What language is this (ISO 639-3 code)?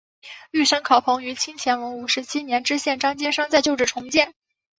zho